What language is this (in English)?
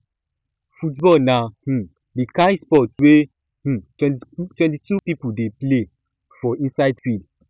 Nigerian Pidgin